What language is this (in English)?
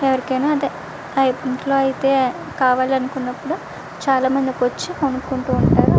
Telugu